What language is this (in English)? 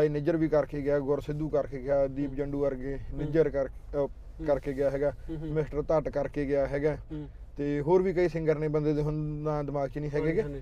Punjabi